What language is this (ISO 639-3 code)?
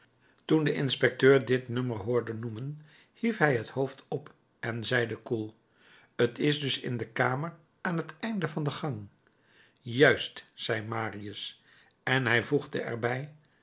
nld